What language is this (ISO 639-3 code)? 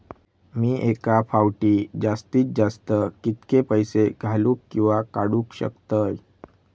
mar